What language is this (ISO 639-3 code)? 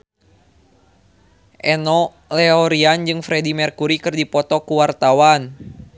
sun